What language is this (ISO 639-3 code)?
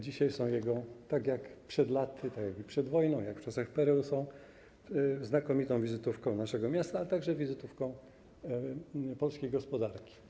pol